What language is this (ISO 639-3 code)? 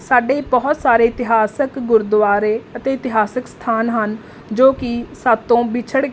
pan